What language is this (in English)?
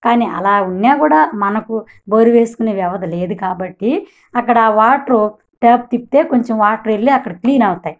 Telugu